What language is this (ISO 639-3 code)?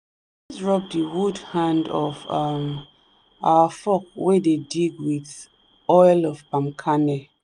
pcm